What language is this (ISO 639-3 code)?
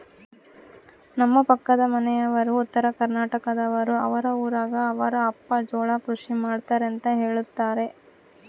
kan